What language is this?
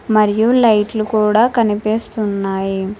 Telugu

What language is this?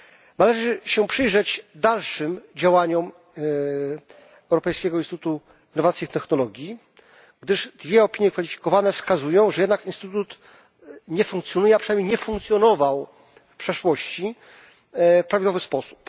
Polish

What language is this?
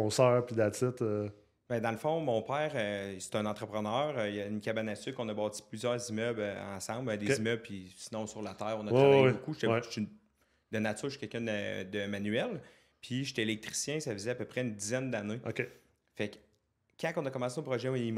French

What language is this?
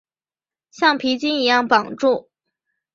Chinese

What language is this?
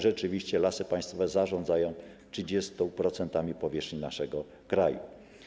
Polish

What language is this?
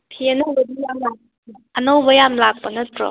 Manipuri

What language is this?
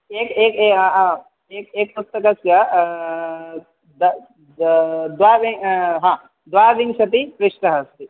Sanskrit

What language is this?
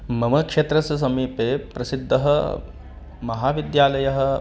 Sanskrit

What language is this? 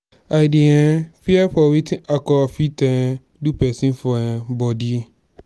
Nigerian Pidgin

